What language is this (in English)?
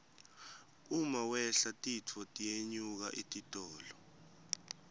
Swati